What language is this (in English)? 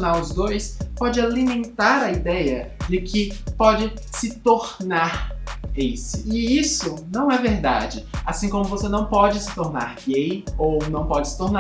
Portuguese